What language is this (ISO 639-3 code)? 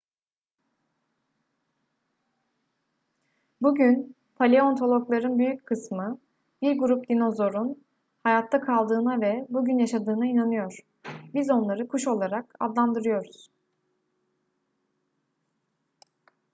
tur